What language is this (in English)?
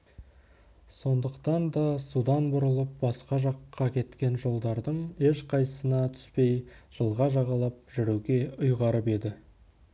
Kazakh